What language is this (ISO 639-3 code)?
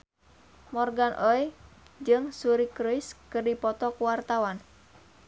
sun